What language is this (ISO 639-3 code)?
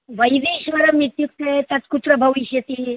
san